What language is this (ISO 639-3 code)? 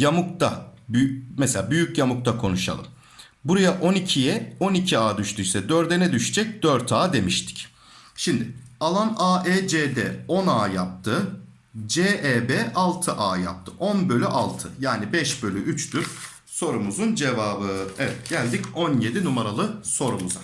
tur